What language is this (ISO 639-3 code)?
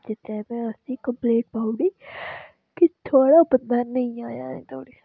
doi